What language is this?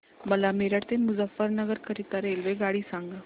Marathi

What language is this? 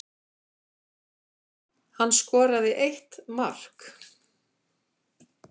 Icelandic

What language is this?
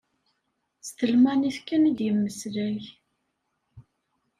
Kabyle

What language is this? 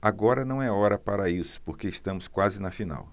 Portuguese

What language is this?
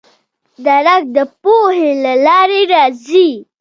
Pashto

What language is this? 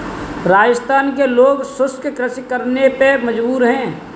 Hindi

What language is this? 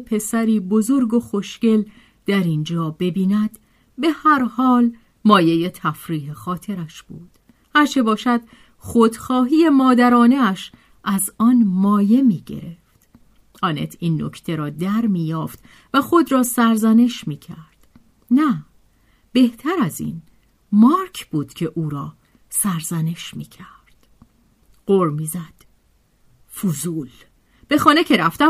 Persian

